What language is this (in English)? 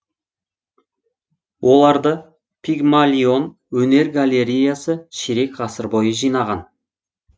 Kazakh